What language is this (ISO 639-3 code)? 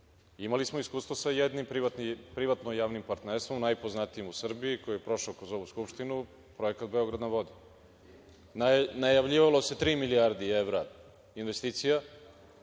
srp